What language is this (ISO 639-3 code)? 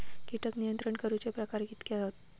mar